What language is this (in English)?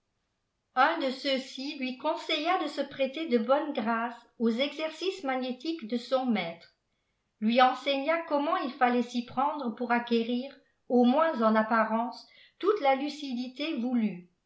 French